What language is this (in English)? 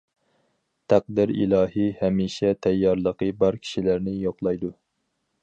Uyghur